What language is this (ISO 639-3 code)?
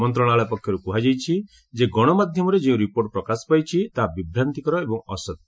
ori